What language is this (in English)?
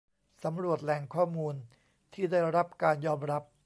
Thai